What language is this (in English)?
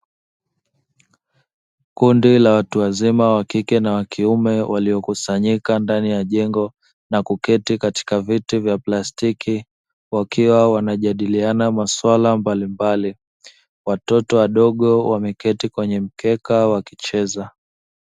Swahili